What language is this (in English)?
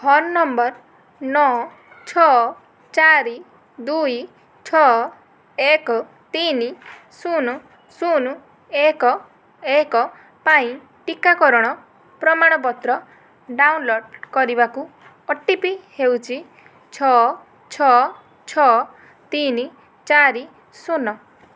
Odia